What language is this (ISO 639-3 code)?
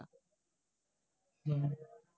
ben